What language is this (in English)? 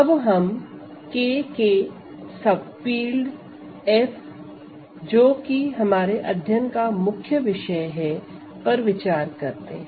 Hindi